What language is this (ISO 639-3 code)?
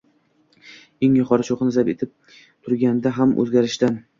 uzb